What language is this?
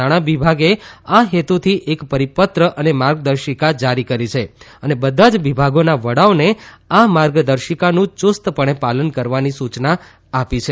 Gujarati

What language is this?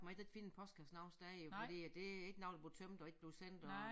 Danish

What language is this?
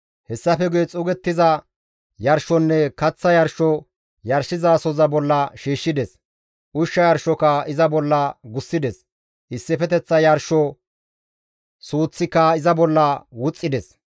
Gamo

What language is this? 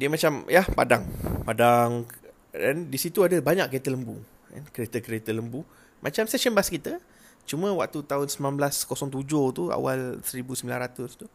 Malay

